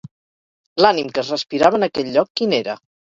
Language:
Catalan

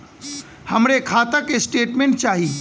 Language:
Bhojpuri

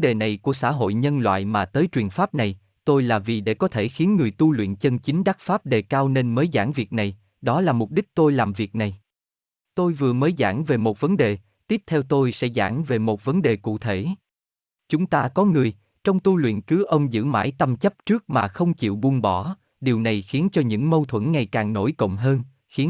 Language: Vietnamese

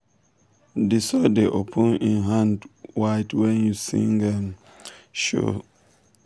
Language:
Nigerian Pidgin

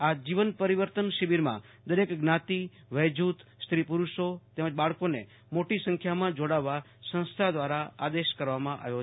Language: Gujarati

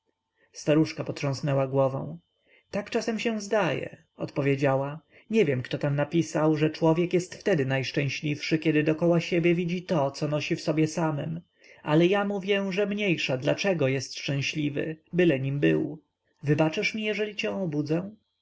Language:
Polish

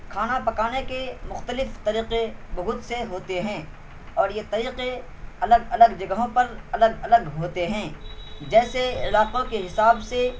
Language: Urdu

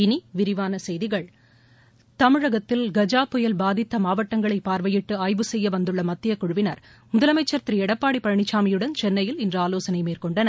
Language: Tamil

